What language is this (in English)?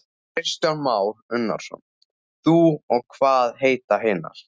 Icelandic